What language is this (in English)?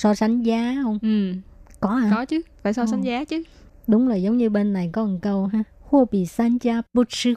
Vietnamese